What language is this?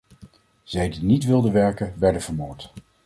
Dutch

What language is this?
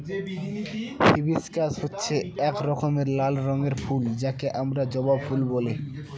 Bangla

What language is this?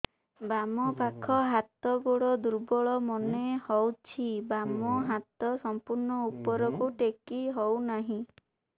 Odia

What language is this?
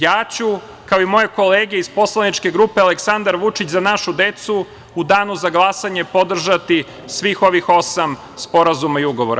Serbian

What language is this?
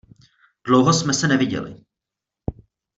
Czech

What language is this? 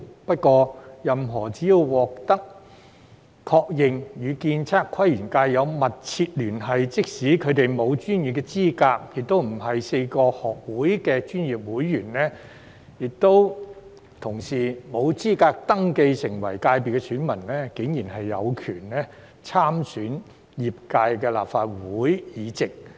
Cantonese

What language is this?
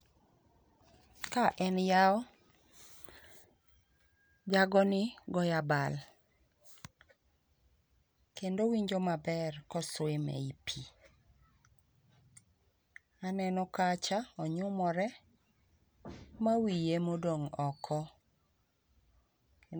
Luo (Kenya and Tanzania)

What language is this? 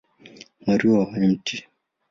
Swahili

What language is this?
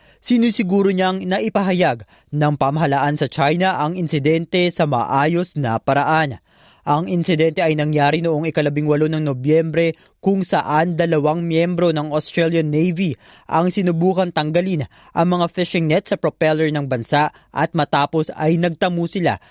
Filipino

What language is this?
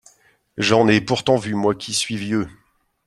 French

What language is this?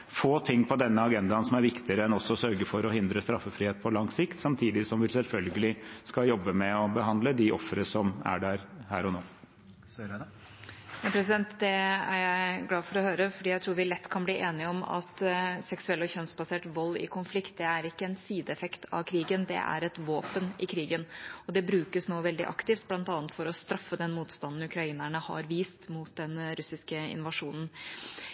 Norwegian Bokmål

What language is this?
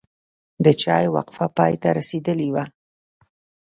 Pashto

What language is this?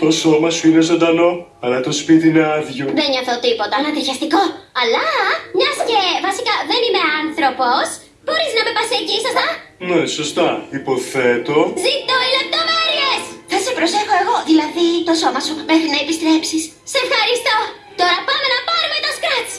Greek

